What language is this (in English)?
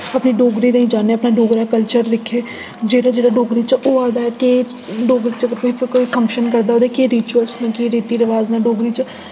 Dogri